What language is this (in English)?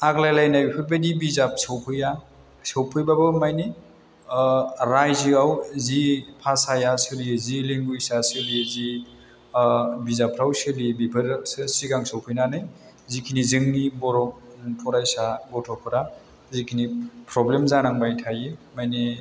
Bodo